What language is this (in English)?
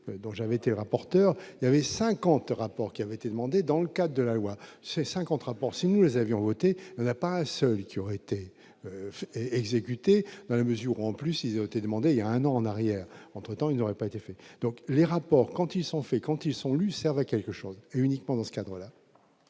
French